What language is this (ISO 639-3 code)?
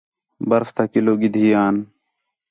xhe